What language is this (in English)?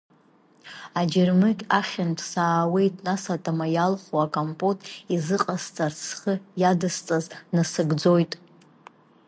Abkhazian